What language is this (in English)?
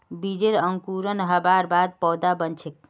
Magahi